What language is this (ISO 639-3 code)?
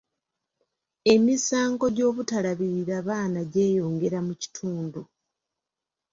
lug